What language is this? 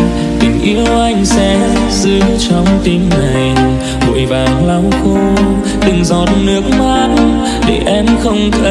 Vietnamese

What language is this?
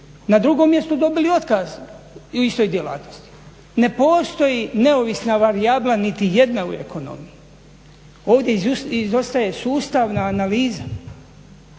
Croatian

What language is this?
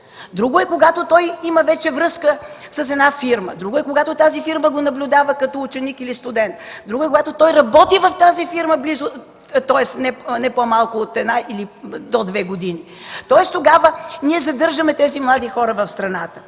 Bulgarian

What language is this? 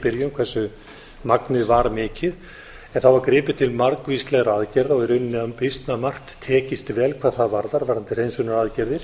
Icelandic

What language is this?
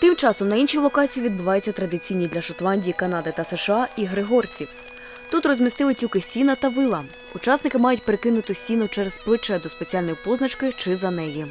Ukrainian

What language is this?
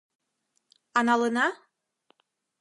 Mari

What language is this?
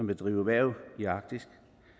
Danish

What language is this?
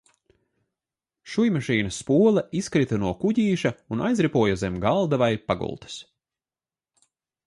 Latvian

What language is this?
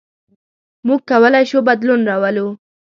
Pashto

